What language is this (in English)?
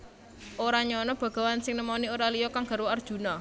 Javanese